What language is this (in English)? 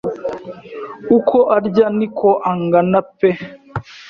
Kinyarwanda